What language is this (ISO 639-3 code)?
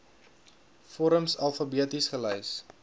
afr